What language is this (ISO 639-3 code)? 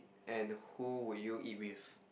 eng